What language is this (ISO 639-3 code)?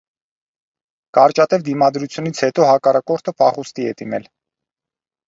hye